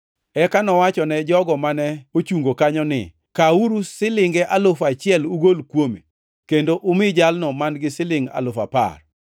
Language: Luo (Kenya and Tanzania)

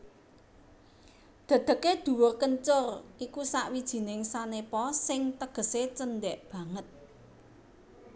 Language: Javanese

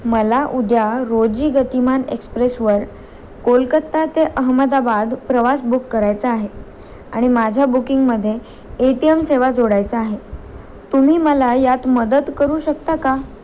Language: Marathi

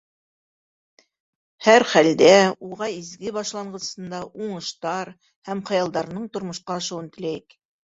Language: Bashkir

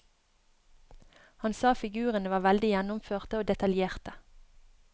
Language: Norwegian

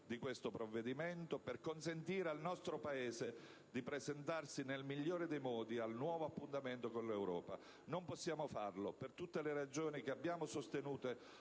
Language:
Italian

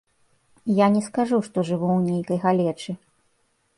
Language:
Belarusian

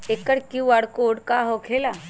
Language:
Magahi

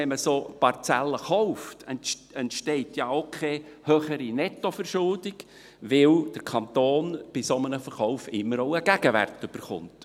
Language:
Swiss German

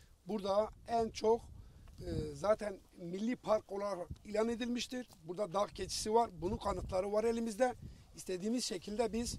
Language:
Turkish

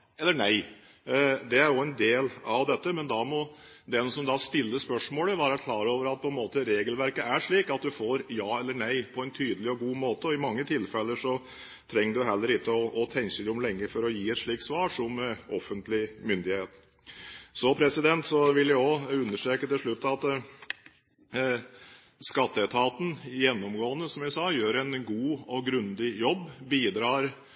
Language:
Norwegian Bokmål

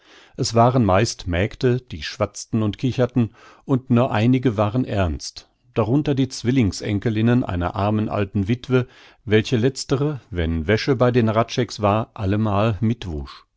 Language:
German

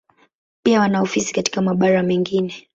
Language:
Swahili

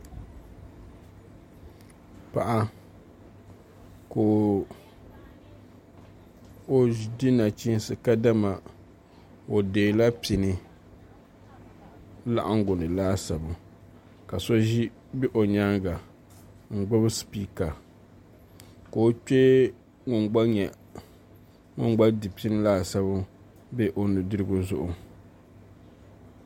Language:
Dagbani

